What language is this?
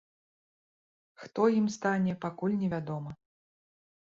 Belarusian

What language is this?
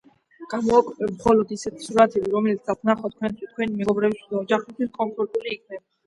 Georgian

